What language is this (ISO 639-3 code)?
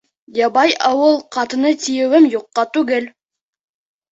bak